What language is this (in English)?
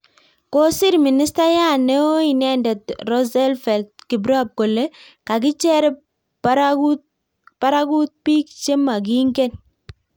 Kalenjin